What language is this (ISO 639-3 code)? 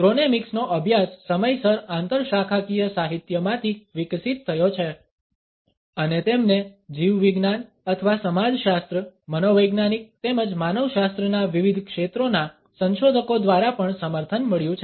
guj